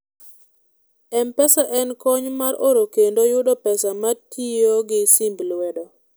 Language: Luo (Kenya and Tanzania)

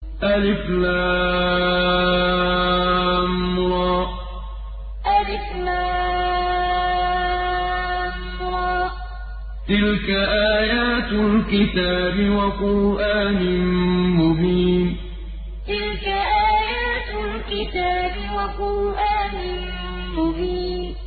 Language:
Arabic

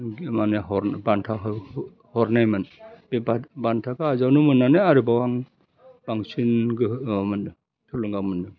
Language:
Bodo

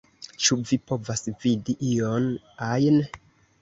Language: Esperanto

